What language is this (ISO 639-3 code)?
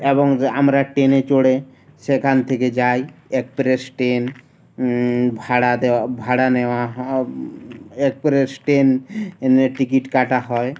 ben